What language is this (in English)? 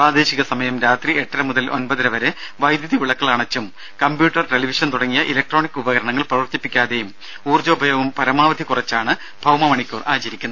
Malayalam